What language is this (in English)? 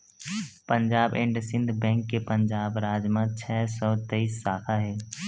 Chhattisgarhi